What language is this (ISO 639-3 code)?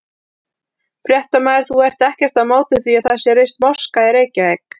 isl